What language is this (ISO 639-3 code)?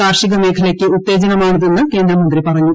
mal